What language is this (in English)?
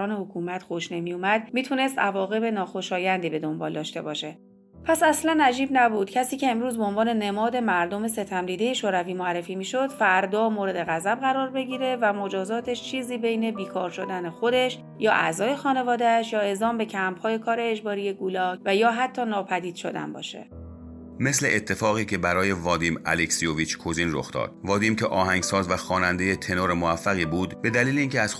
Persian